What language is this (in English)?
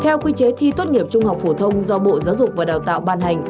Vietnamese